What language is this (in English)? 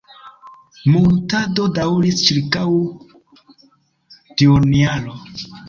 Esperanto